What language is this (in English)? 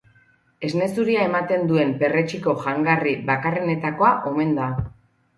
Basque